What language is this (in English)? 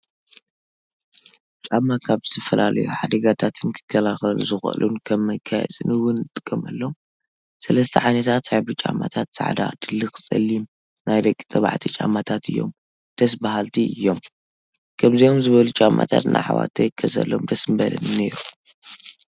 Tigrinya